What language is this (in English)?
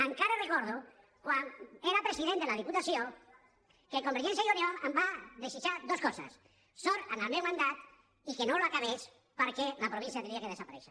Catalan